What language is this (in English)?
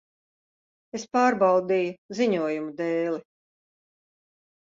Latvian